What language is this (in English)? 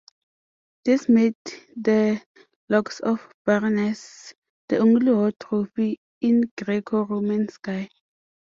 English